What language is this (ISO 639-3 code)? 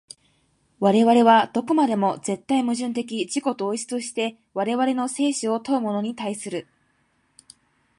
jpn